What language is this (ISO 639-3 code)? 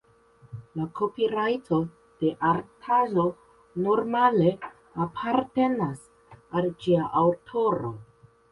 epo